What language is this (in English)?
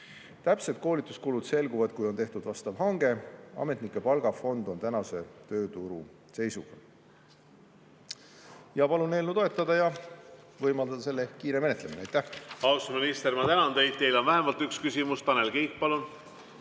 Estonian